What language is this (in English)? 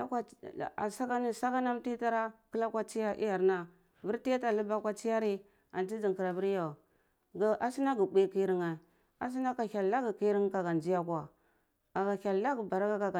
Cibak